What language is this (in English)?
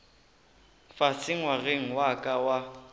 Northern Sotho